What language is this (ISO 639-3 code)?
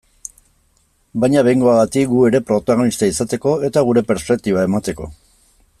eus